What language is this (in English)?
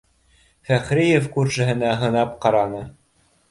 Bashkir